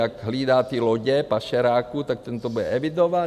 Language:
Czech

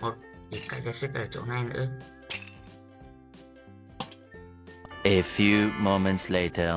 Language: Vietnamese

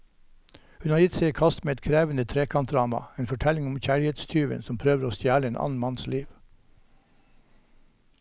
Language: Norwegian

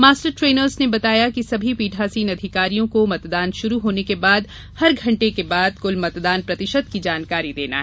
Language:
Hindi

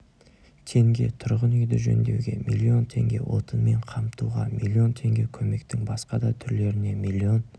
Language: Kazakh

